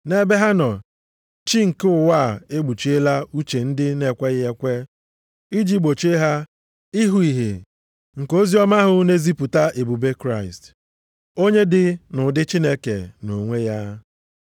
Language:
Igbo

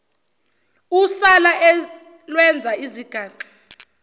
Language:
Zulu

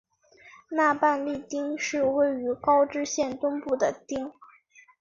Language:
Chinese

